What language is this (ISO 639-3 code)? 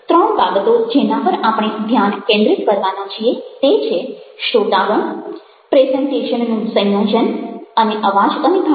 guj